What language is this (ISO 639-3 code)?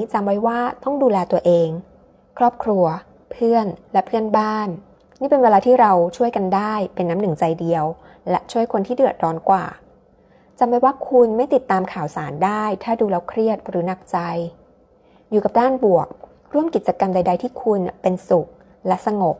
tha